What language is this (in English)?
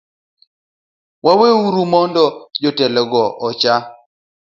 Luo (Kenya and Tanzania)